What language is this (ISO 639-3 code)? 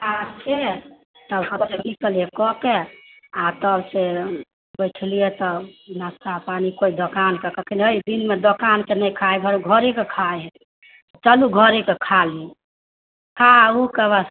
mai